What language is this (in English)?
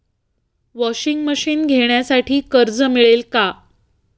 Marathi